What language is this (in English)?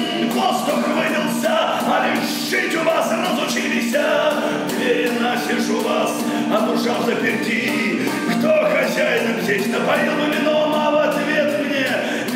Ukrainian